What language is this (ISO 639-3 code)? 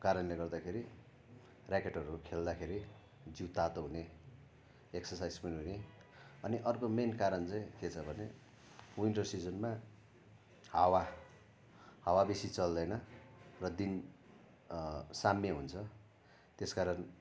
nep